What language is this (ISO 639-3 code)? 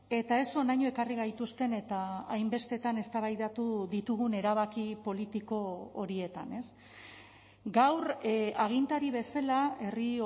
eus